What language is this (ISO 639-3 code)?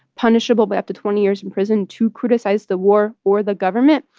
eng